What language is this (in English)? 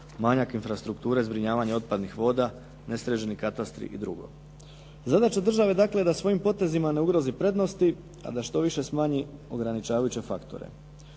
Croatian